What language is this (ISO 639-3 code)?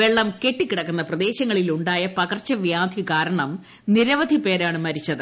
mal